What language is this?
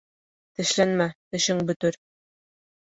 Bashkir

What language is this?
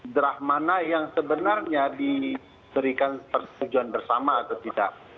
Indonesian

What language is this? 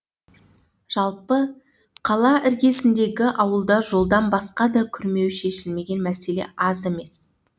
Kazakh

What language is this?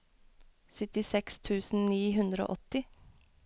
Norwegian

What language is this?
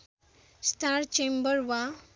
Nepali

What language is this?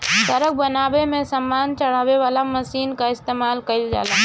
Bhojpuri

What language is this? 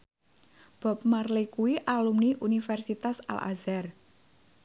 Javanese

